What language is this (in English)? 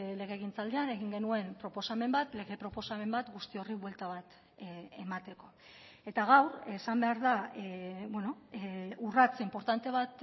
Basque